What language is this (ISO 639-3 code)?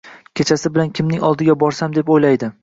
uzb